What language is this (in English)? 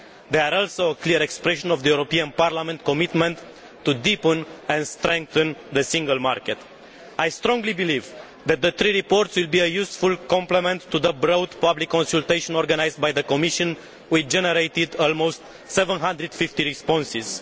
English